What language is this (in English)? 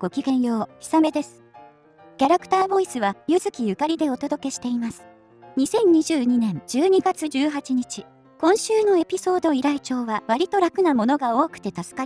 Japanese